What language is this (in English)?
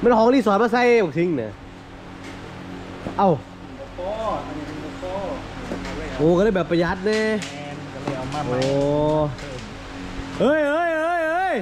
Thai